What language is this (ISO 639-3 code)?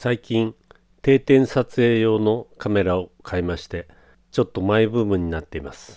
jpn